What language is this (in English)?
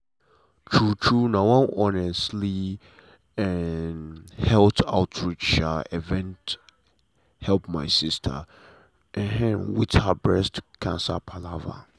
Nigerian Pidgin